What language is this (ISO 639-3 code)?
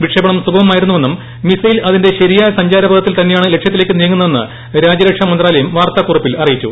mal